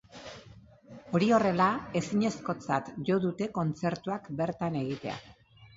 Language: Basque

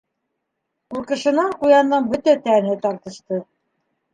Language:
Bashkir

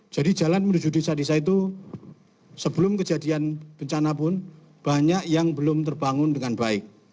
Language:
Indonesian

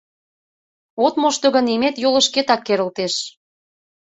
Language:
Mari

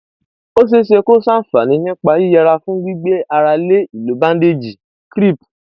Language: Yoruba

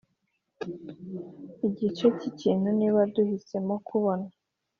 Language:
Kinyarwanda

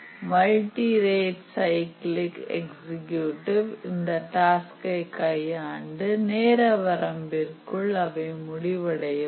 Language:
Tamil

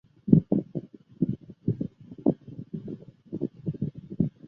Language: Chinese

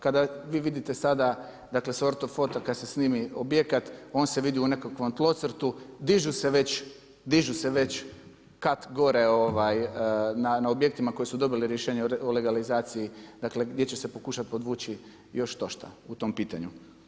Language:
Croatian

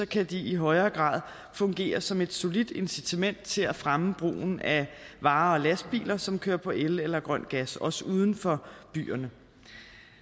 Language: Danish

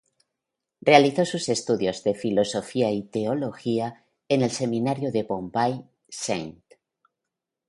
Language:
Spanish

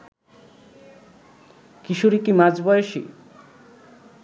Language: Bangla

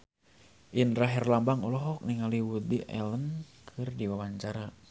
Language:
Sundanese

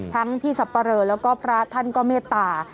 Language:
Thai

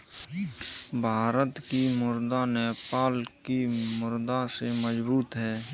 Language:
Hindi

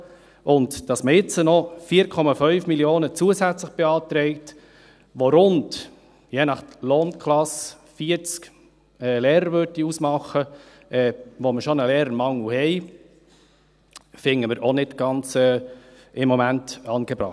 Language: Swiss German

